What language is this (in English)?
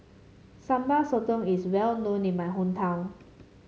English